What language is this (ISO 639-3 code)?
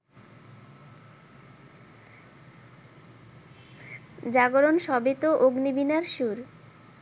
ben